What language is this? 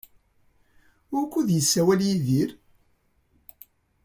Kabyle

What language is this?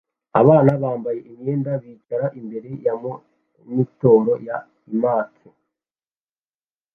Kinyarwanda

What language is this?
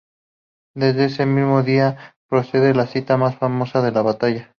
Spanish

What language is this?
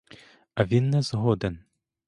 Ukrainian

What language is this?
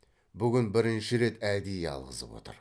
Kazakh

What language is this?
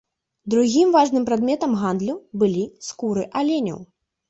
Belarusian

